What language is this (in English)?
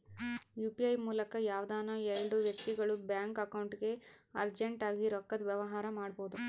Kannada